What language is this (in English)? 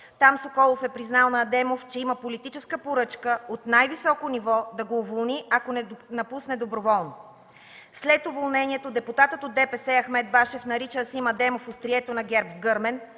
Bulgarian